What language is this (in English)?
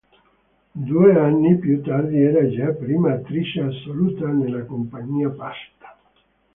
Italian